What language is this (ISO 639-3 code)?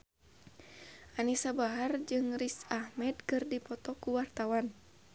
sun